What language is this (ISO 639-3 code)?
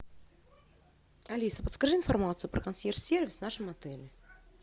rus